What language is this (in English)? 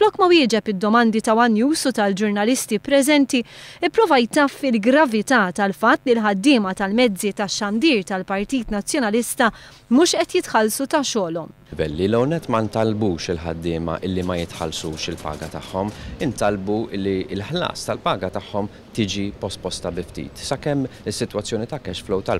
Italian